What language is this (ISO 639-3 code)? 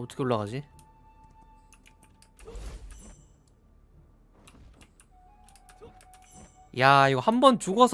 kor